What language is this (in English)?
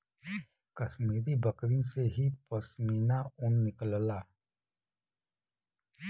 Bhojpuri